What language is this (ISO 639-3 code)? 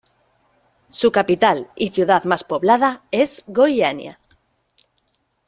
spa